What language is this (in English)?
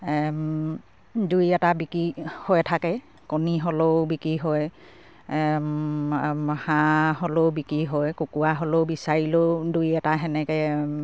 Assamese